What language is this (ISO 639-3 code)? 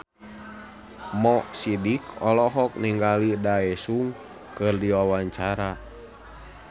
sun